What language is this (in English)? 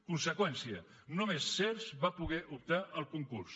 Catalan